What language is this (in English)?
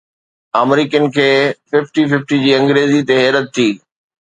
Sindhi